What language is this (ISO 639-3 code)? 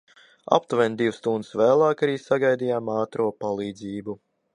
lav